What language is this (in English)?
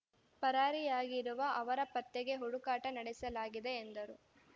Kannada